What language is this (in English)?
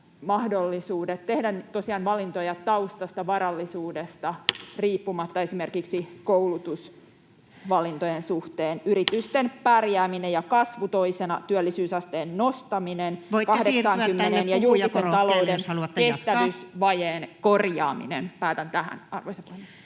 Finnish